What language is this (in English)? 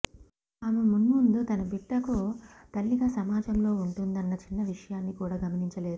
Telugu